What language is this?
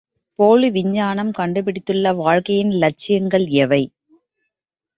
Tamil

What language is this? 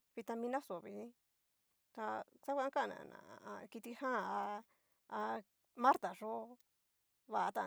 Cacaloxtepec Mixtec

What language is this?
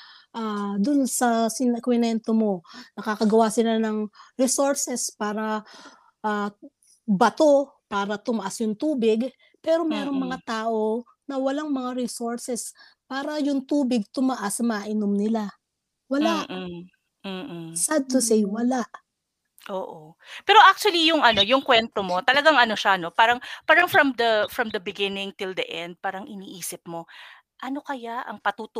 Filipino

